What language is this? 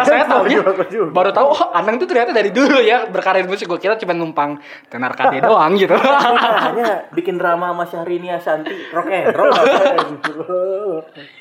Indonesian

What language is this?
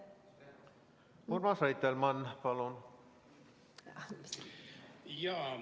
Estonian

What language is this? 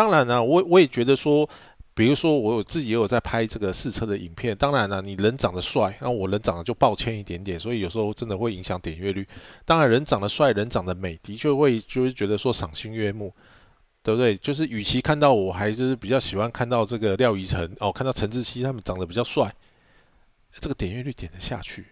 Chinese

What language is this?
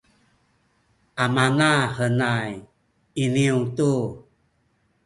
Sakizaya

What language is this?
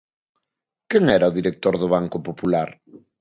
Galician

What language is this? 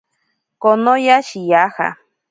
Ashéninka Perené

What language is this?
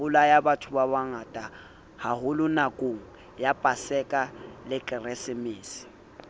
Southern Sotho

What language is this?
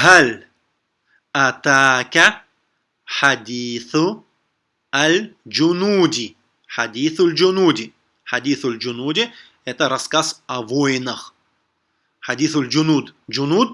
Russian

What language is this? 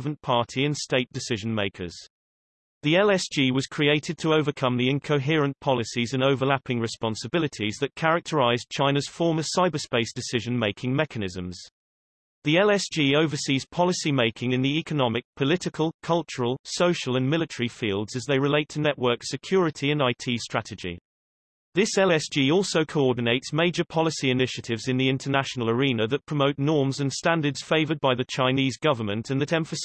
English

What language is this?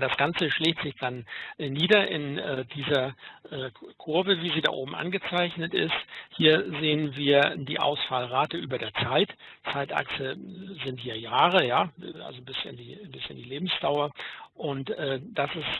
German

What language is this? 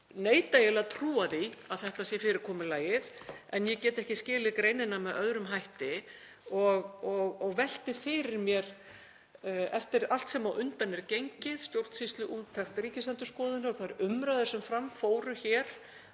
Icelandic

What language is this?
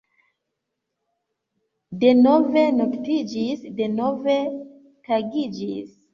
Esperanto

